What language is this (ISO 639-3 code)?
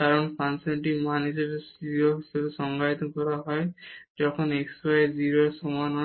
ben